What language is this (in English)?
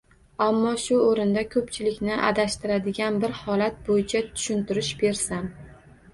Uzbek